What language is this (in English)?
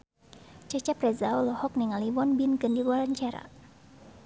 Sundanese